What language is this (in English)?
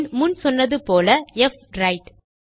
Tamil